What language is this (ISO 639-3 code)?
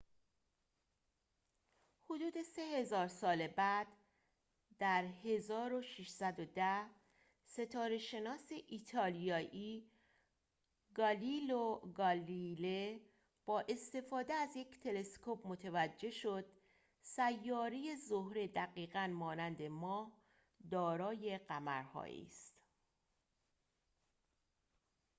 fas